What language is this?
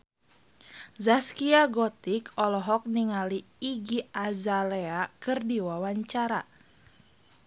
Sundanese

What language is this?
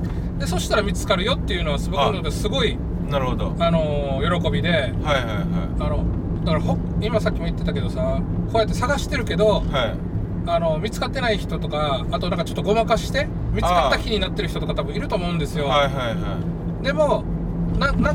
Japanese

